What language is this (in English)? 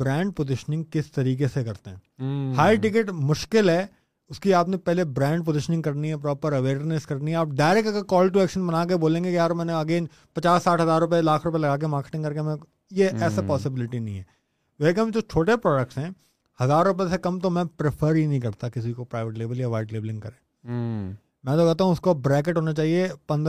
Urdu